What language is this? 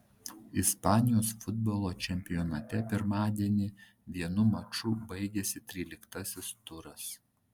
Lithuanian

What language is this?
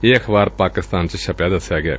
Punjabi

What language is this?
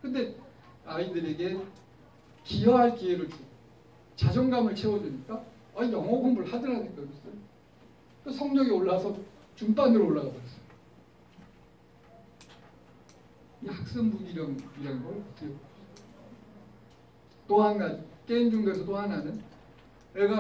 Korean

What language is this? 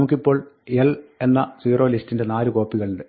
Malayalam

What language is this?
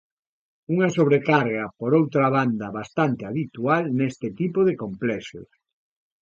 Galician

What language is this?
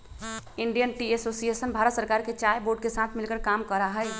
Magahi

